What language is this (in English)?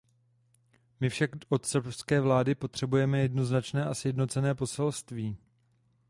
Czech